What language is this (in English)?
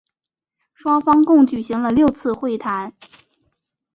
Chinese